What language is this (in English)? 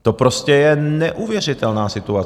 Czech